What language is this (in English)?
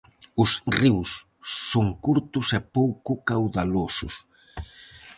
Galician